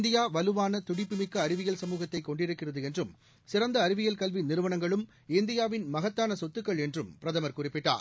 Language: Tamil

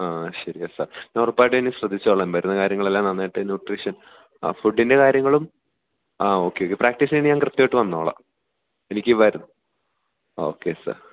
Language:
Malayalam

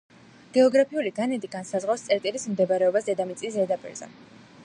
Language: Georgian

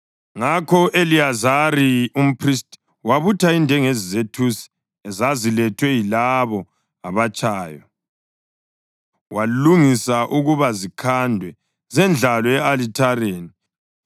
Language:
North Ndebele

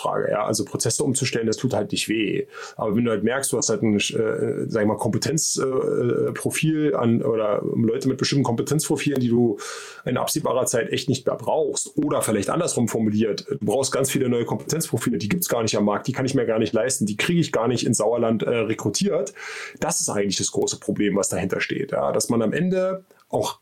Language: German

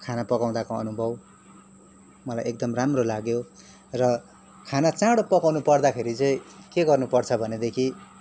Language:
Nepali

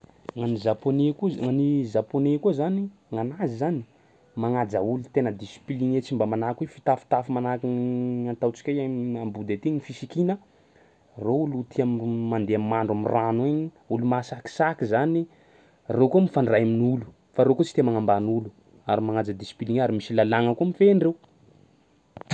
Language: Sakalava Malagasy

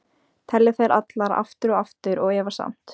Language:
Icelandic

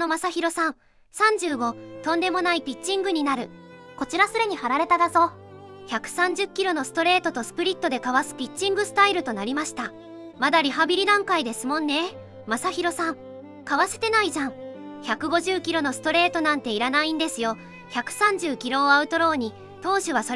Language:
Japanese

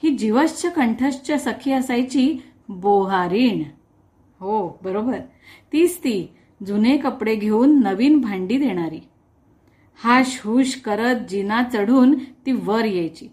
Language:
Marathi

